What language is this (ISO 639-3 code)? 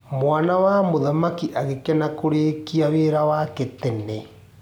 kik